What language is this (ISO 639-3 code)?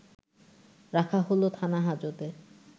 ben